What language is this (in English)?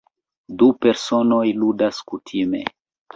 Esperanto